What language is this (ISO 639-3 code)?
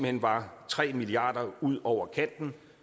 dan